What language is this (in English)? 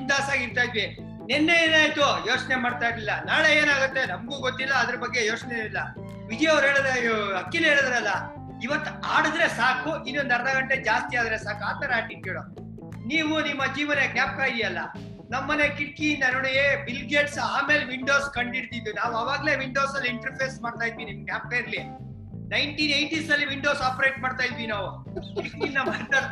Kannada